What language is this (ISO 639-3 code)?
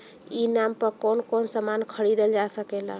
bho